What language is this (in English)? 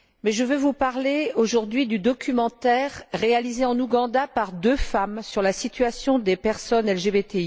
French